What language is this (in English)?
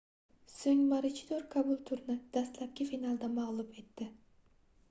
Uzbek